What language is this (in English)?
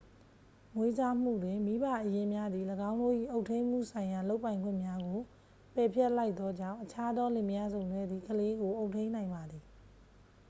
Burmese